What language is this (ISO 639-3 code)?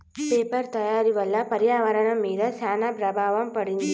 tel